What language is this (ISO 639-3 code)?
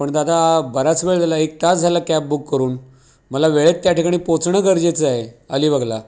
mar